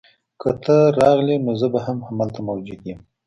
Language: Pashto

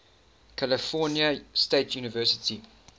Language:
English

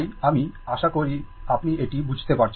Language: Bangla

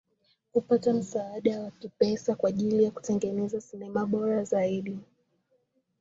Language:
Swahili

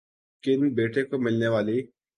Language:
Urdu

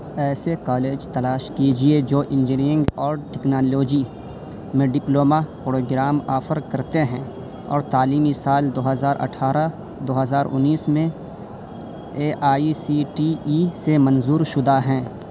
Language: Urdu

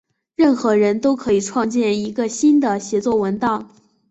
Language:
Chinese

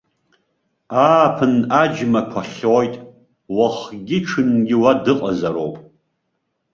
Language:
Abkhazian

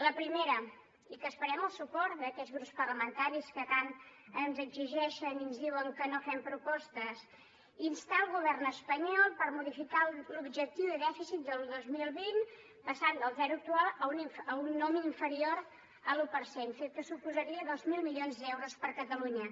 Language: Catalan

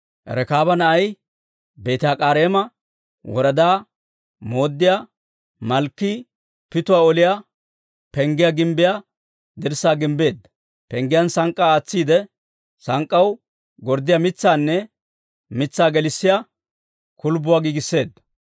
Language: Dawro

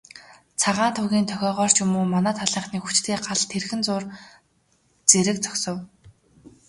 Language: Mongolian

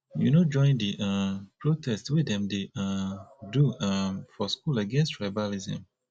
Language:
Nigerian Pidgin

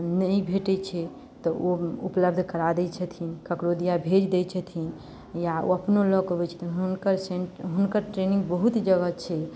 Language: Maithili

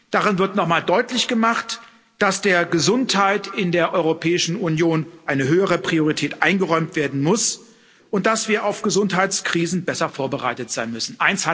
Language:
German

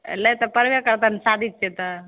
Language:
Maithili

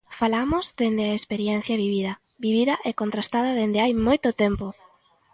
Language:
Galician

